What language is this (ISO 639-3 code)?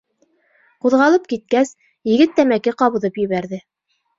bak